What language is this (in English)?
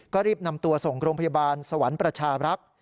Thai